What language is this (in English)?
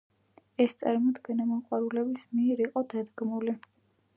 Georgian